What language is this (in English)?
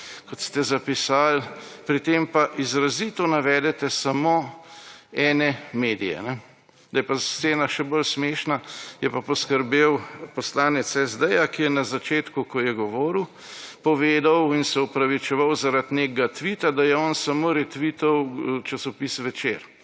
Slovenian